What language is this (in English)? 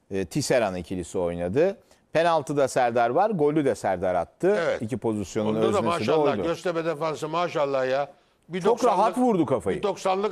Turkish